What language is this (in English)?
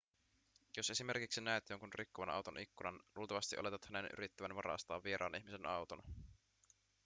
Finnish